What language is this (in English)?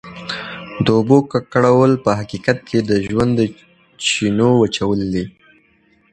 Pashto